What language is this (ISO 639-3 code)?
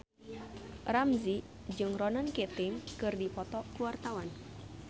sun